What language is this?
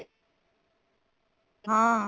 Punjabi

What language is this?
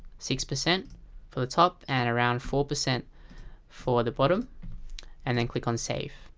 English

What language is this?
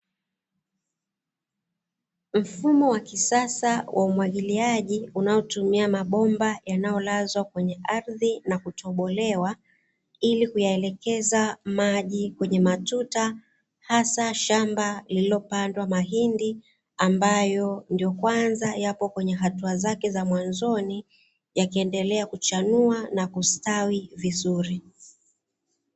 Swahili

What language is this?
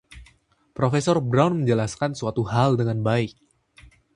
Indonesian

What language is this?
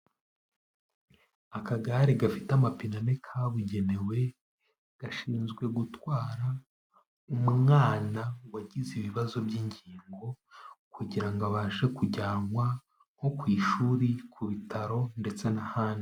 Kinyarwanda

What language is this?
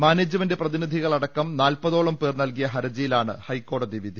Malayalam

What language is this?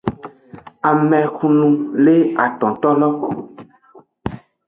Aja (Benin)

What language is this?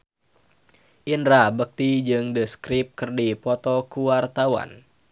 Sundanese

